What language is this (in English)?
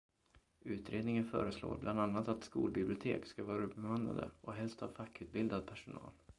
Swedish